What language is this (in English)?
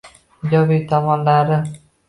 Uzbek